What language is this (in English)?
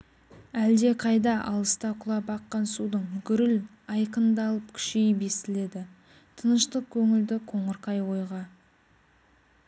Kazakh